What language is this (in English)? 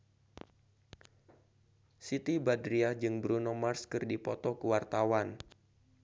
Sundanese